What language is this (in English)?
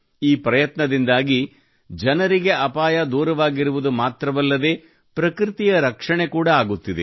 Kannada